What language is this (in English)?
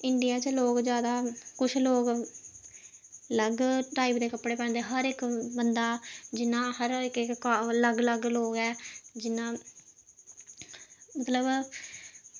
Dogri